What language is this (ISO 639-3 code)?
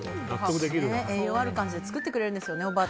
jpn